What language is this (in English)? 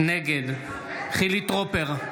Hebrew